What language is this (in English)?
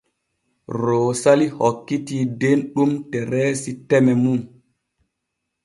Borgu Fulfulde